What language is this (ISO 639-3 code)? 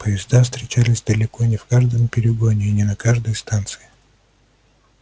rus